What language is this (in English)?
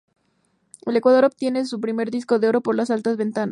Spanish